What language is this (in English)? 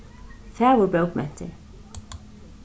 Faroese